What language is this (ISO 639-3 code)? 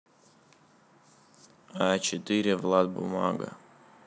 rus